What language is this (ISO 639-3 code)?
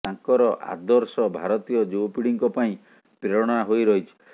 ori